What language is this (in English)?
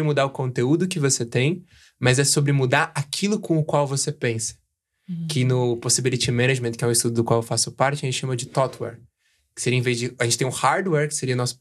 Portuguese